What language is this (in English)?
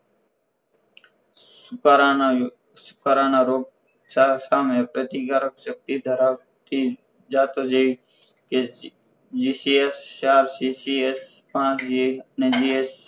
Gujarati